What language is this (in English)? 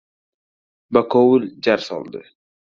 Uzbek